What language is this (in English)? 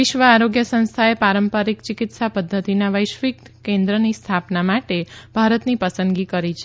Gujarati